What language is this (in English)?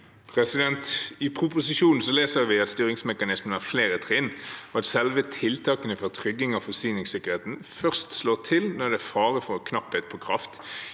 Norwegian